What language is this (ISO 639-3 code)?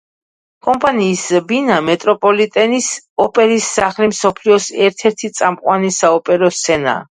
kat